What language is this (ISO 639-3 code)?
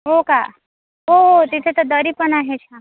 mar